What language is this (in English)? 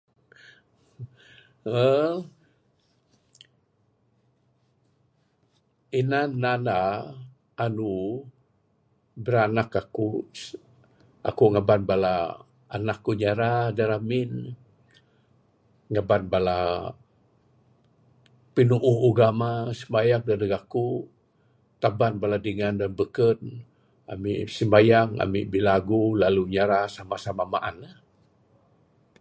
Bukar-Sadung Bidayuh